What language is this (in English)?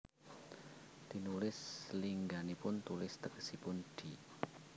Javanese